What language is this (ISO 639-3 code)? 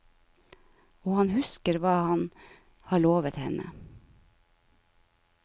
nor